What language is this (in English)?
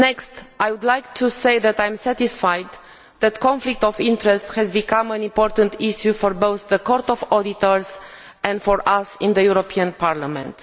English